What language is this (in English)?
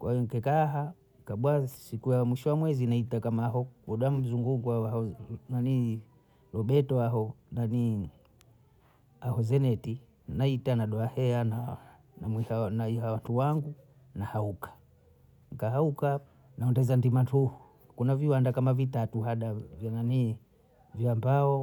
Bondei